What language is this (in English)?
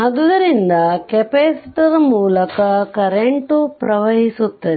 Kannada